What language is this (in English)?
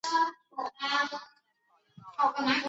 Chinese